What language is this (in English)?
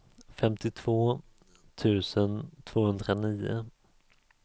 Swedish